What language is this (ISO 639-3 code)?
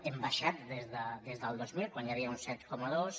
cat